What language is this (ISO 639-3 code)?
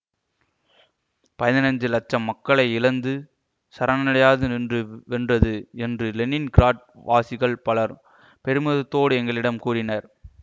tam